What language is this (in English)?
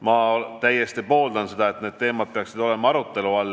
Estonian